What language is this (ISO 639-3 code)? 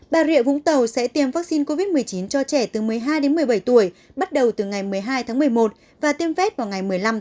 vie